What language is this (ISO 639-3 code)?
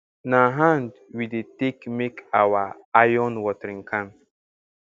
pcm